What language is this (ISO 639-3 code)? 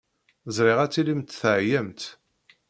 kab